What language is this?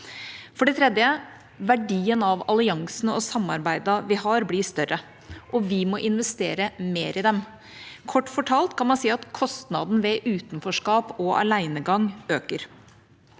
Norwegian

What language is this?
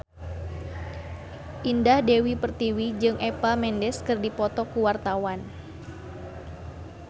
Sundanese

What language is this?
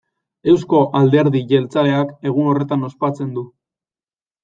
Basque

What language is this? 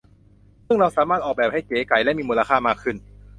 Thai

